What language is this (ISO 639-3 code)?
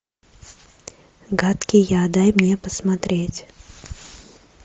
rus